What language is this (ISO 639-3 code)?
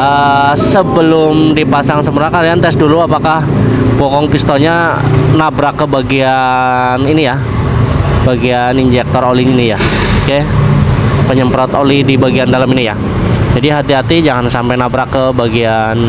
ind